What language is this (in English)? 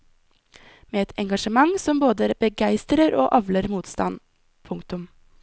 Norwegian